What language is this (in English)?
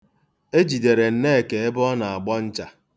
Igbo